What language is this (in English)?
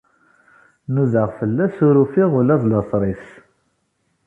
Kabyle